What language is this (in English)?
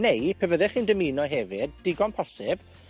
Welsh